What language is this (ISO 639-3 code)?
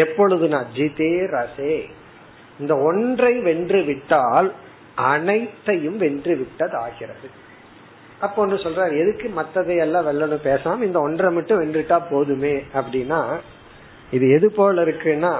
tam